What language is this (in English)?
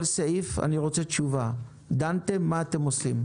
Hebrew